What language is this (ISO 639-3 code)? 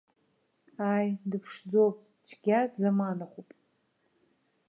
abk